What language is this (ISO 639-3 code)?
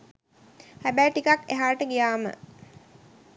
sin